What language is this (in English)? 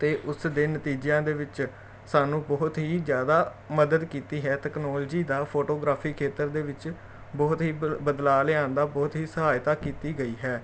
Punjabi